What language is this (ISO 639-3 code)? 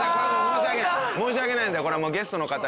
jpn